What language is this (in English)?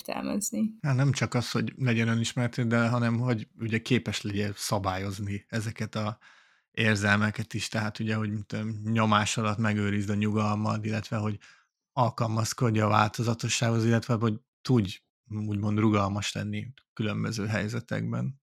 Hungarian